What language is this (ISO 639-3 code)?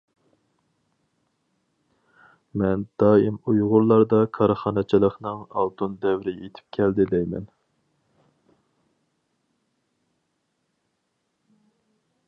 uig